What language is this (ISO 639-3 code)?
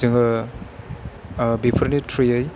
brx